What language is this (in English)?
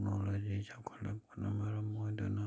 Manipuri